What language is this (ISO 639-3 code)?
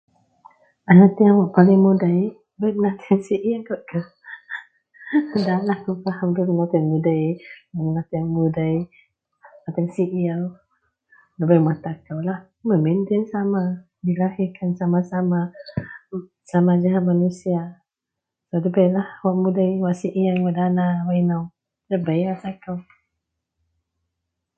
mel